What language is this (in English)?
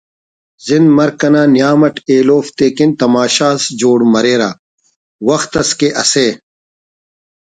Brahui